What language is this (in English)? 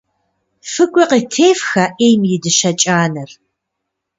Kabardian